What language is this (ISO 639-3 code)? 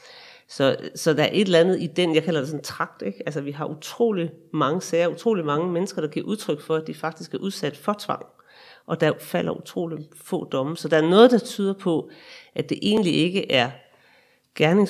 dan